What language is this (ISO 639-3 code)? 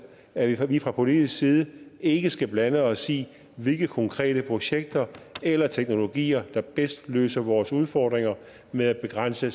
dan